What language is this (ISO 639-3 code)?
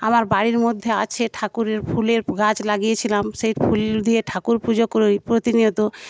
ben